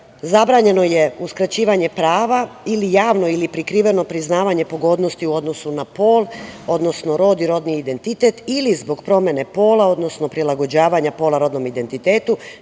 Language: Serbian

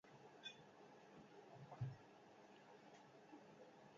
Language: Basque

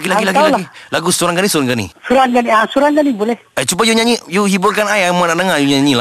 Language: Malay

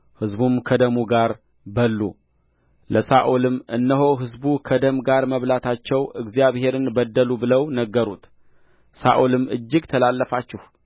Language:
Amharic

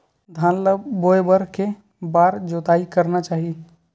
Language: Chhattisgarhi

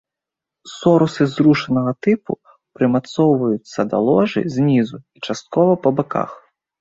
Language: Belarusian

